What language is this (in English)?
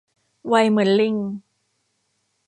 Thai